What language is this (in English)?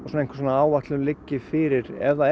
Icelandic